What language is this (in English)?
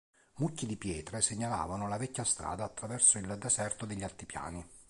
Italian